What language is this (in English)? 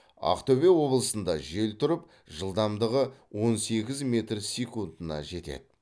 Kazakh